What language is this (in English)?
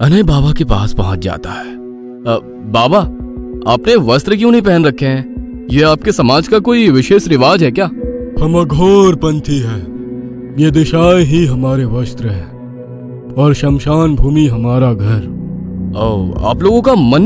Hindi